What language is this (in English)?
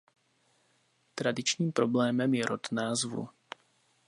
Czech